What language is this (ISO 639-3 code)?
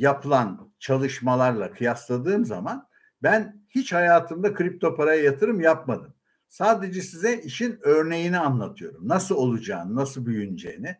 tur